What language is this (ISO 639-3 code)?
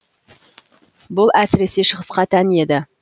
kaz